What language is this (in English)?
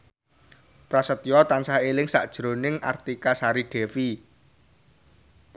Javanese